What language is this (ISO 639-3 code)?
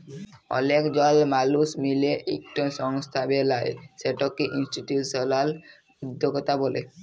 ben